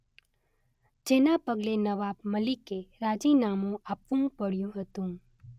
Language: Gujarati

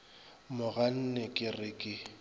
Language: Northern Sotho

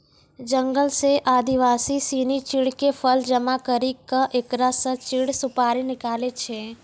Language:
Maithili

